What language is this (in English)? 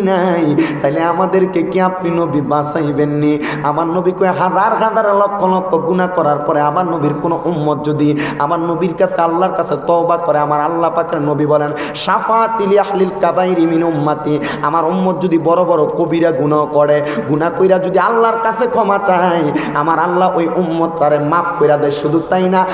Indonesian